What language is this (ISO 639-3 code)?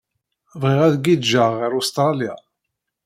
kab